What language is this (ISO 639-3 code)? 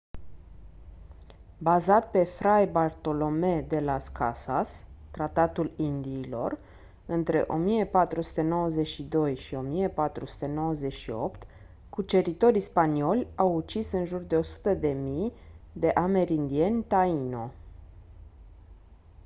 ron